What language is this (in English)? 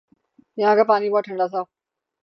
Urdu